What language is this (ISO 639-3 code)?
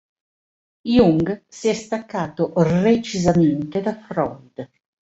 ita